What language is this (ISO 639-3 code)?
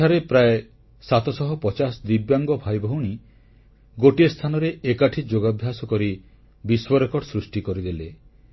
ori